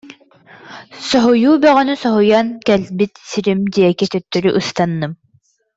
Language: Yakut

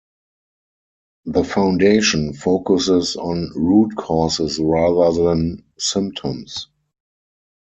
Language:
English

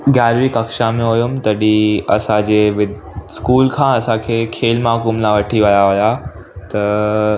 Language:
Sindhi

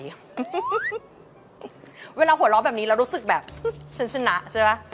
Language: Thai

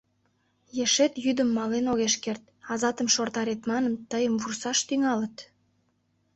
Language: Mari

